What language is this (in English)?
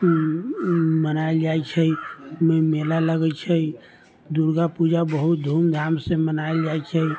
Maithili